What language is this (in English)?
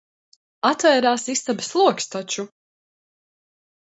Latvian